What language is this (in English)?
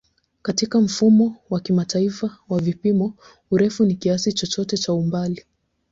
Swahili